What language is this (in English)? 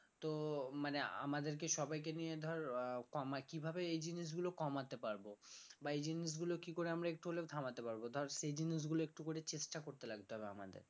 Bangla